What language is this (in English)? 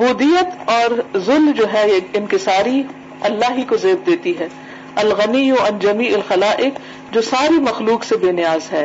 Urdu